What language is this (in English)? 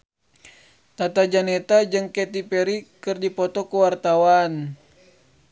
Sundanese